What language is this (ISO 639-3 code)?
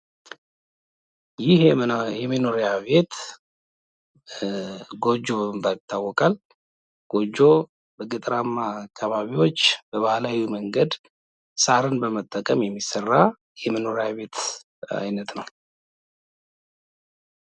amh